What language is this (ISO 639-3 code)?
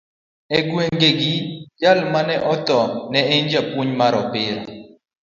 luo